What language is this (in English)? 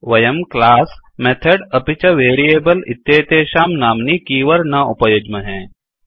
Sanskrit